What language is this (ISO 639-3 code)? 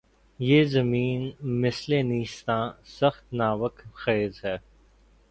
urd